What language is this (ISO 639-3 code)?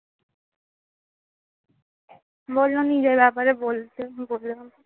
ben